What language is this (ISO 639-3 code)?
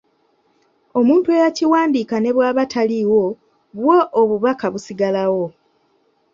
lug